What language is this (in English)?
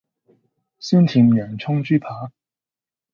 Cantonese